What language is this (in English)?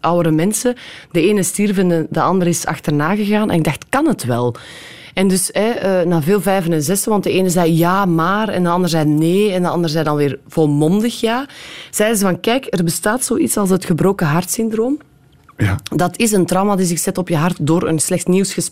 Dutch